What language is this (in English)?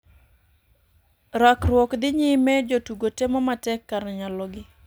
Luo (Kenya and Tanzania)